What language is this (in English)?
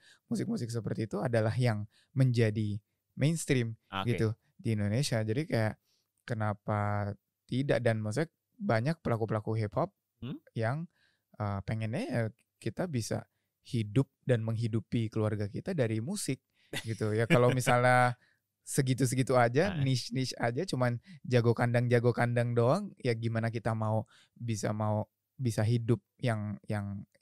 Indonesian